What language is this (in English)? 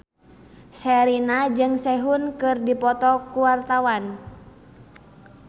Sundanese